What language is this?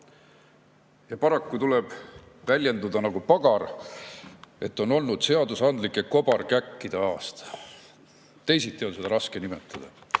Estonian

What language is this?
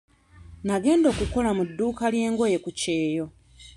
Ganda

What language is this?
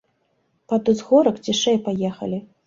Belarusian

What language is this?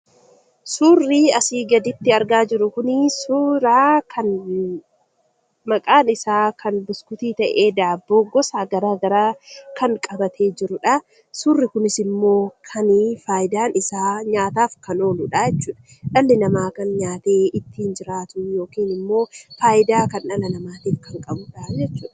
Oromo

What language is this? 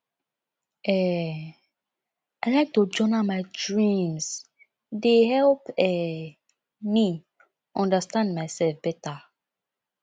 Nigerian Pidgin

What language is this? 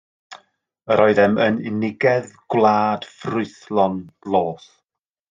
Welsh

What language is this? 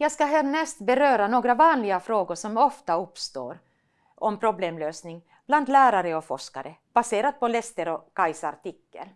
Swedish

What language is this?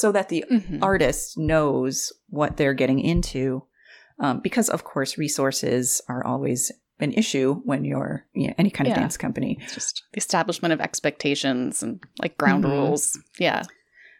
English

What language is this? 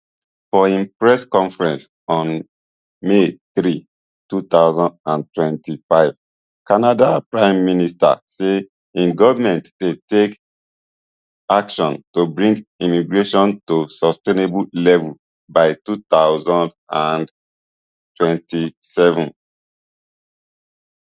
Nigerian Pidgin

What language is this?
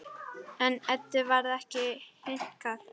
Icelandic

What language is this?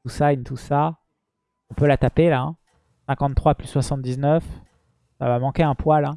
French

